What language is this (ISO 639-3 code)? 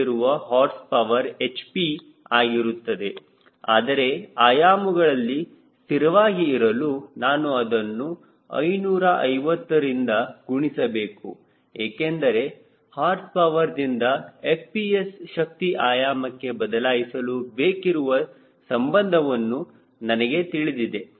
kan